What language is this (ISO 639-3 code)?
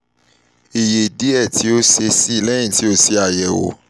yor